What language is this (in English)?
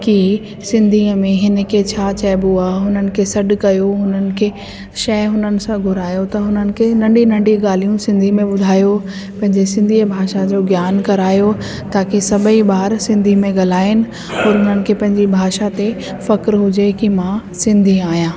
Sindhi